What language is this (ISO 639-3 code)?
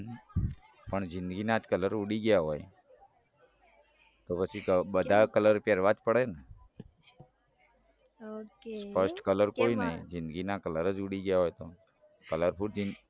guj